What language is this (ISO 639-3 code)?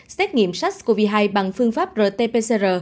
vie